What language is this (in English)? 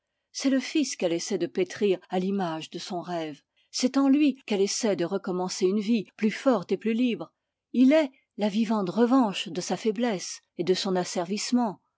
French